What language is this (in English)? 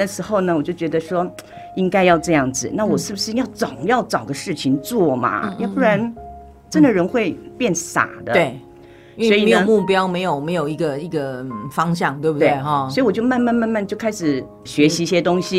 Chinese